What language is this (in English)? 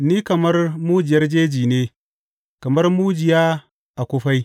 Hausa